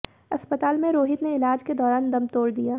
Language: Hindi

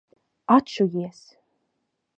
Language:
Latvian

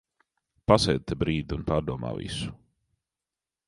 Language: Latvian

